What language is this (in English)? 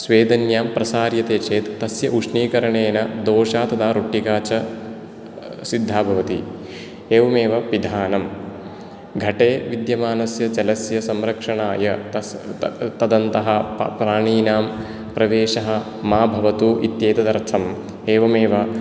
Sanskrit